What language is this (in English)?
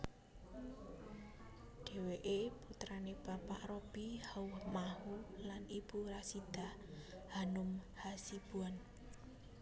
Javanese